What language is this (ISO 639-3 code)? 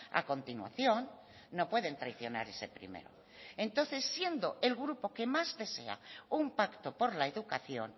spa